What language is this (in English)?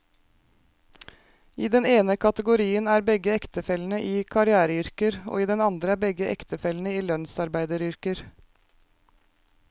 Norwegian